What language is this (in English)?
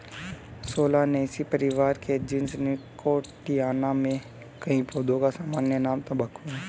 Hindi